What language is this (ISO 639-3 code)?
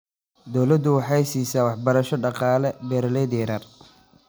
som